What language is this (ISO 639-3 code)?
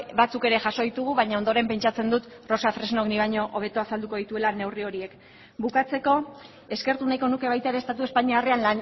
eus